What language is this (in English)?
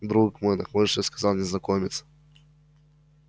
Russian